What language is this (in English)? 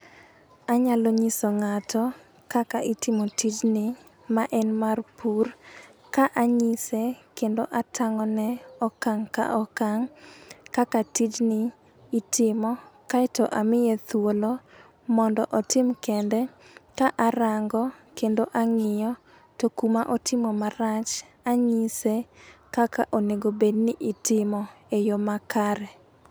Luo (Kenya and Tanzania)